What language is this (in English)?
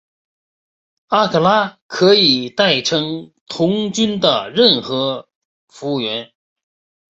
Chinese